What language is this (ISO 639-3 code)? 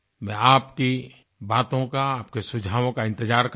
hin